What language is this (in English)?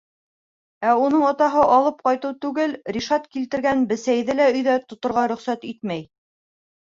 Bashkir